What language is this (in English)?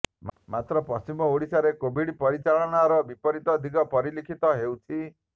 Odia